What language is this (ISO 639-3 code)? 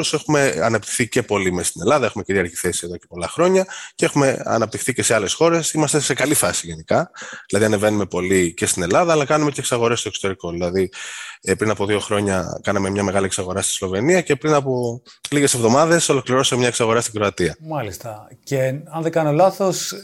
ell